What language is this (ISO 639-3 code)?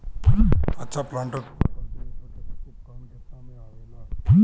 bho